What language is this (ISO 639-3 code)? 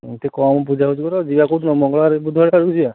ori